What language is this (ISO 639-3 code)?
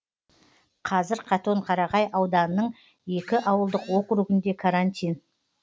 kaz